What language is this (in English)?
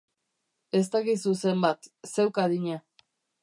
Basque